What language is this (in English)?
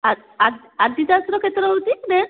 Odia